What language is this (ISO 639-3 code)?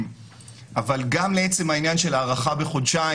heb